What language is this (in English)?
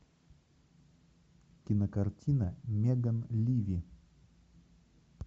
Russian